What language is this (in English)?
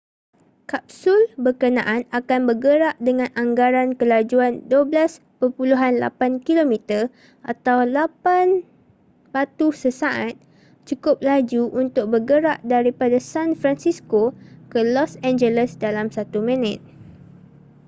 Malay